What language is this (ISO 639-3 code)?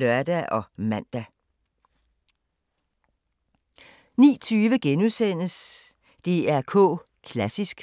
dan